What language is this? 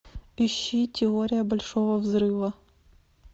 Russian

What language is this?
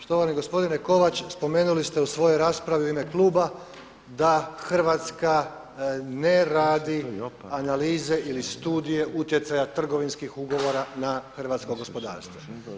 Croatian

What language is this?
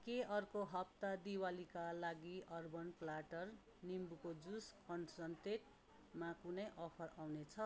Nepali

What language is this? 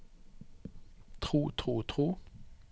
Norwegian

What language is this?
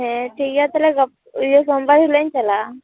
Santali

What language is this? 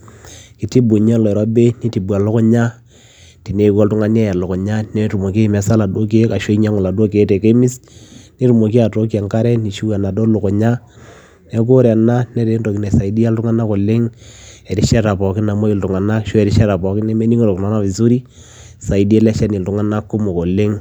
Masai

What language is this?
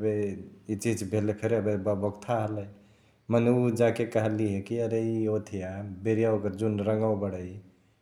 Chitwania Tharu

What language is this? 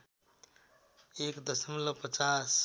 Nepali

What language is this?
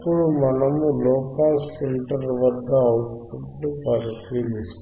Telugu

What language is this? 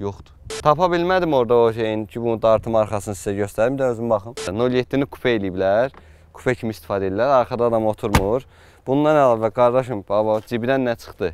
Turkish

